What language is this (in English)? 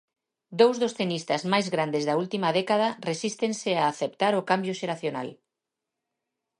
Galician